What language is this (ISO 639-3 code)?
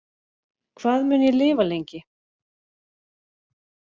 isl